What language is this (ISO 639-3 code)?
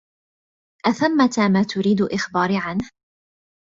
ara